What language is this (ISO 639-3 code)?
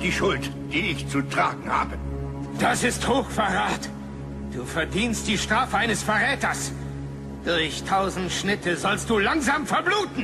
deu